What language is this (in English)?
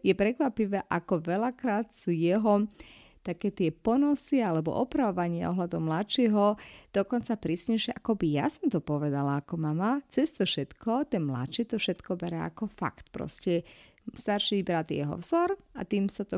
Slovak